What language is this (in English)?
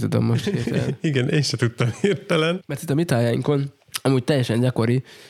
Hungarian